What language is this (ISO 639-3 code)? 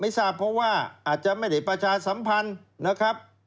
tha